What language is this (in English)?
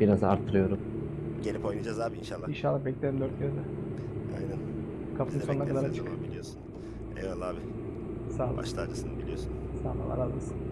Turkish